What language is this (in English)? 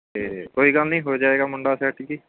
Punjabi